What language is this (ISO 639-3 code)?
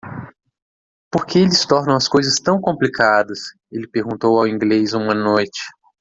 por